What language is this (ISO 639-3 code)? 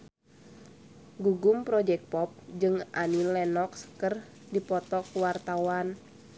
sun